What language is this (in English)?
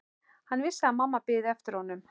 Icelandic